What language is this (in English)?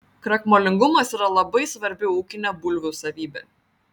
Lithuanian